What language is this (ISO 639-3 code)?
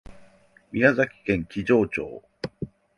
jpn